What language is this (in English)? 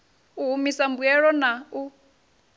Venda